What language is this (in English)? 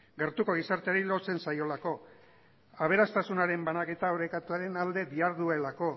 Basque